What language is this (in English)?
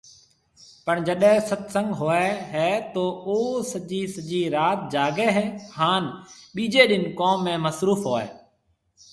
Marwari (Pakistan)